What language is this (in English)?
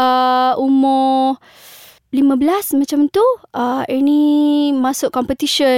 Malay